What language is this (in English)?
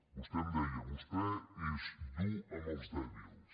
Catalan